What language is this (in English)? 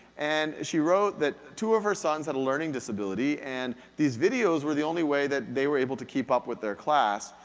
English